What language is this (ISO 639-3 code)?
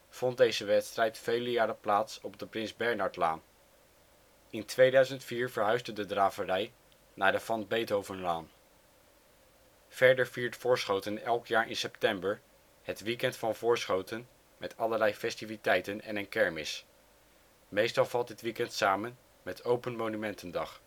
nld